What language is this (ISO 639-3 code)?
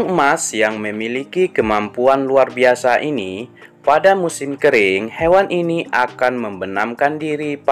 ind